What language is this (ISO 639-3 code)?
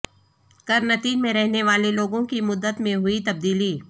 urd